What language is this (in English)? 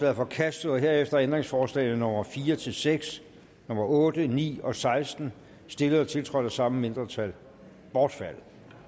Danish